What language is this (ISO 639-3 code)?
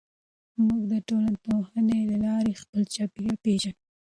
pus